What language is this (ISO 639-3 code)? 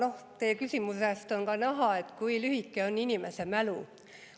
est